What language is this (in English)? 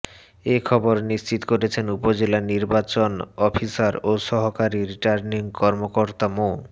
Bangla